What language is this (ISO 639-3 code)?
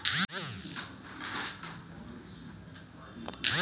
mai